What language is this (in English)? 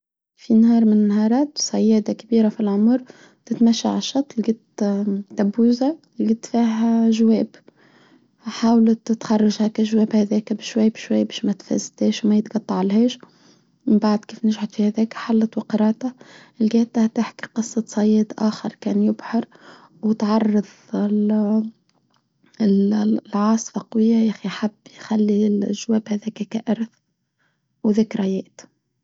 Tunisian Arabic